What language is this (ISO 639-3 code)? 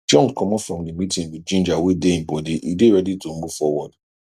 pcm